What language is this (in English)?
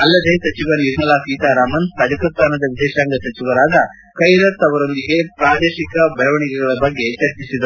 Kannada